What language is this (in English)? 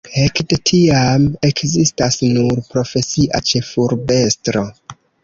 Esperanto